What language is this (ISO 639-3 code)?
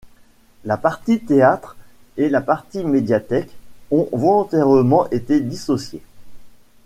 fra